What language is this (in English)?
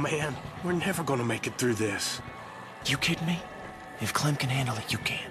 English